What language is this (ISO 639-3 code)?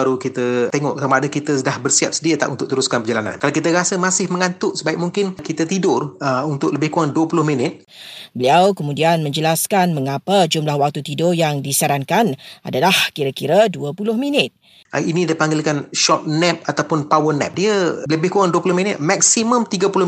msa